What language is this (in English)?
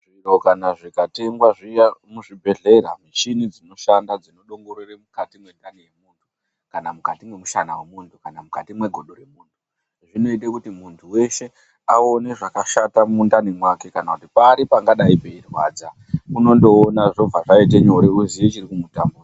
Ndau